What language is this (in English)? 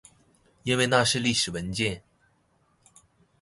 Chinese